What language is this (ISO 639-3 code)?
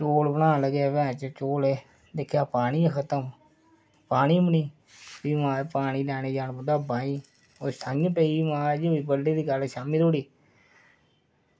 doi